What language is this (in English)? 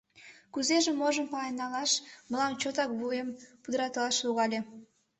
Mari